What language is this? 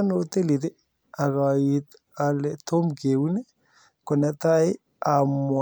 Kalenjin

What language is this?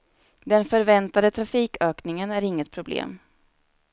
Swedish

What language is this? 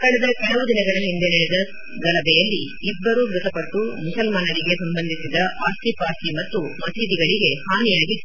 Kannada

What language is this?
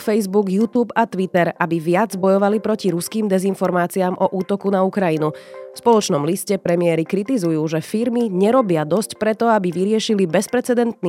Slovak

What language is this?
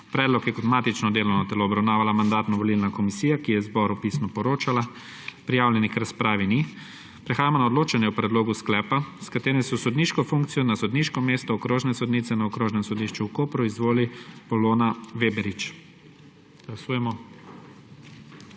Slovenian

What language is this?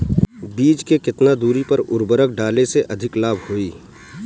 Bhojpuri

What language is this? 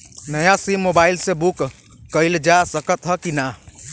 Bhojpuri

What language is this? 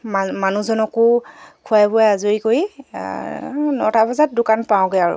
Assamese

